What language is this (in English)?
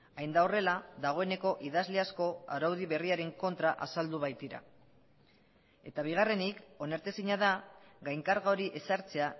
Basque